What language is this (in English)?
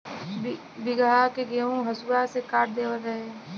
Bhojpuri